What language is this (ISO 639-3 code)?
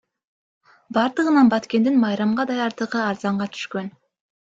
kir